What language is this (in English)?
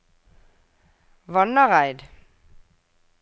Norwegian